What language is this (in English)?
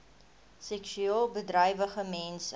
Afrikaans